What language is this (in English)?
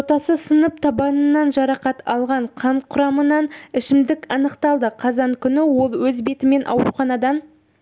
Kazakh